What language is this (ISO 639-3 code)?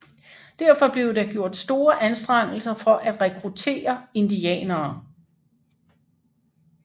dan